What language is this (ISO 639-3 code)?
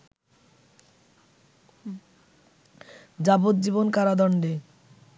ben